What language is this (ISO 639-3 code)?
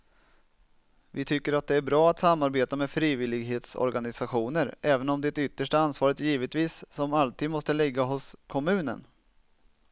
swe